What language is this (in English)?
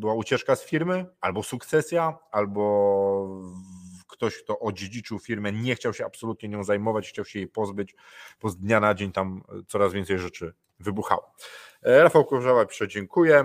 Polish